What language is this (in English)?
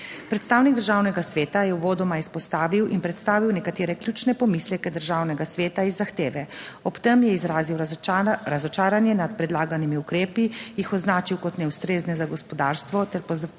Slovenian